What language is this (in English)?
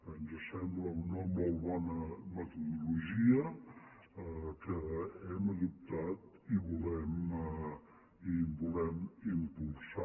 Catalan